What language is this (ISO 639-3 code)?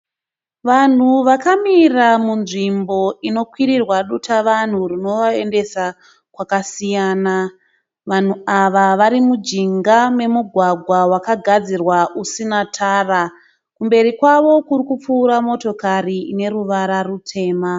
sna